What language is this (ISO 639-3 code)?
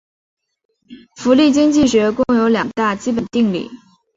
zho